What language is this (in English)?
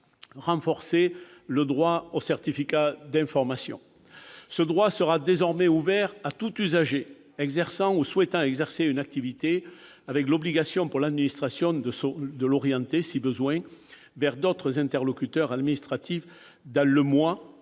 French